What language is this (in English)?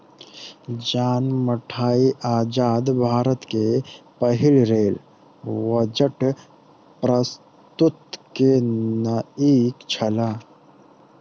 Maithili